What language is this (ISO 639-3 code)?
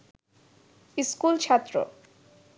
ben